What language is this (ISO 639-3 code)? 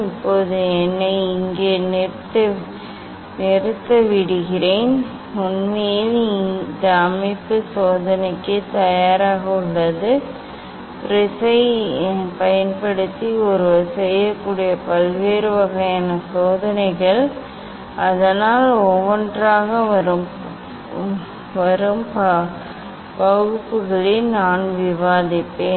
tam